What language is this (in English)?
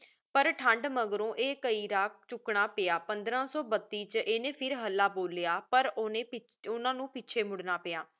Punjabi